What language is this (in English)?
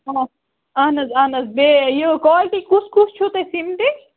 Kashmiri